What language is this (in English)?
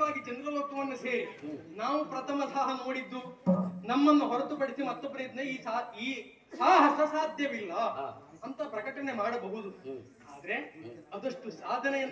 Arabic